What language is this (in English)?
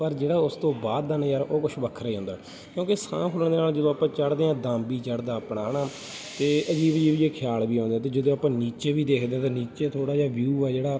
Punjabi